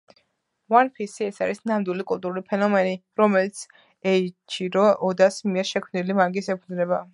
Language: Georgian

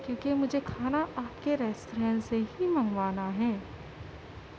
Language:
Urdu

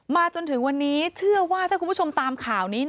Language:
Thai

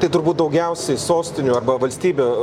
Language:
Lithuanian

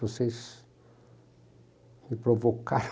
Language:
Portuguese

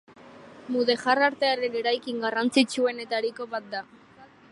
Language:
Basque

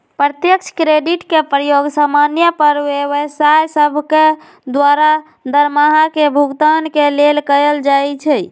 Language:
Magahi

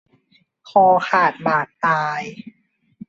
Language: Thai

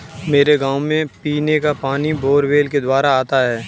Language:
Hindi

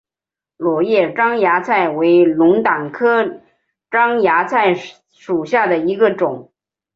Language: Chinese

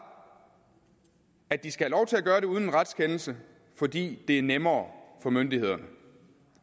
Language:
Danish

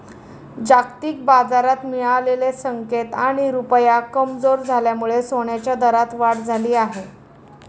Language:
Marathi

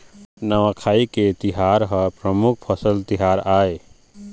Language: Chhattisgarhi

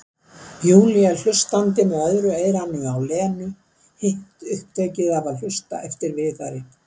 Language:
Icelandic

